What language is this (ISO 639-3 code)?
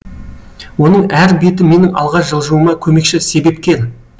kaz